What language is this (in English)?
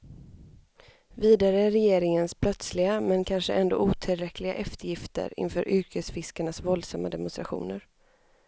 Swedish